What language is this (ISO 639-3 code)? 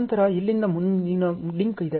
kan